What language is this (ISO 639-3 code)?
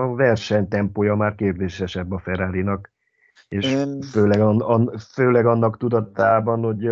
hun